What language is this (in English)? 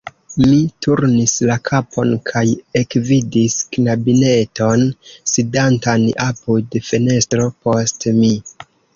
Esperanto